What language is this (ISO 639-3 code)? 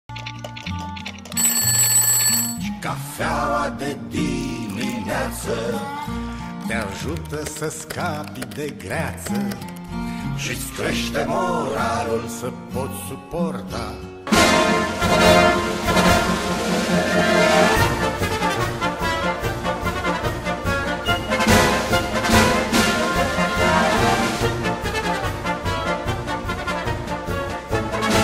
ron